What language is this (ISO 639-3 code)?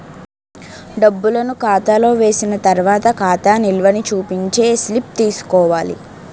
tel